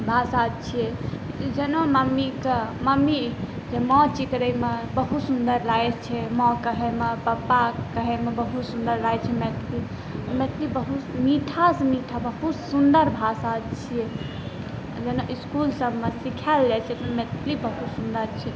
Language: Maithili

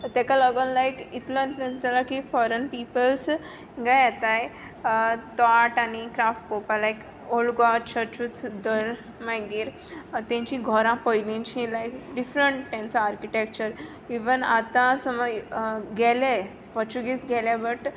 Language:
Konkani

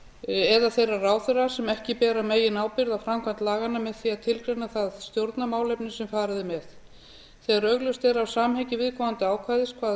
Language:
Icelandic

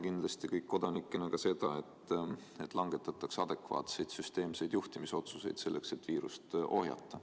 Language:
Estonian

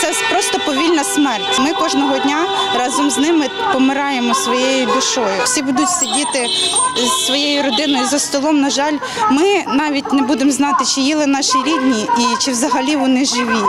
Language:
Ukrainian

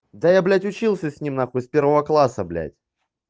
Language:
Russian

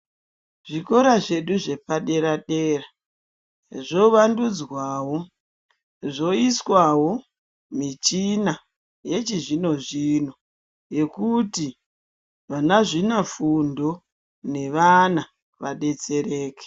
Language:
Ndau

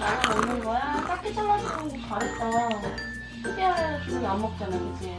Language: Korean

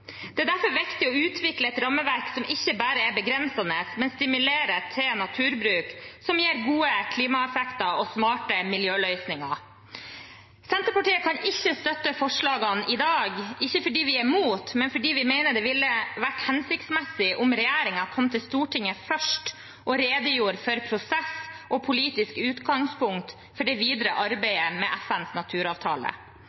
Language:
Norwegian Bokmål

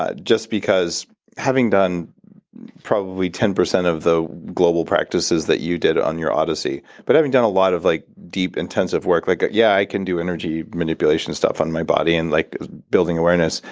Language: English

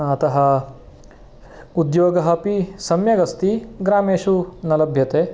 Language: Sanskrit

